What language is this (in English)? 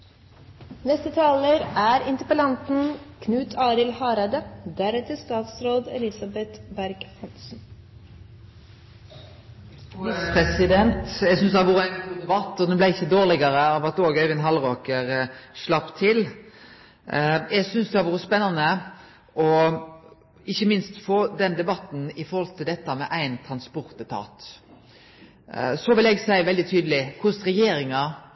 Norwegian Nynorsk